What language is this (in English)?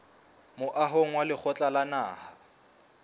Southern Sotho